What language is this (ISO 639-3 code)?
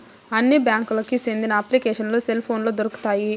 tel